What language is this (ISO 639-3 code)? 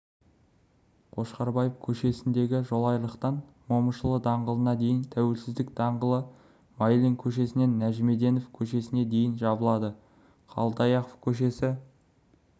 kaz